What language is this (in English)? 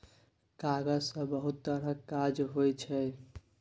Maithili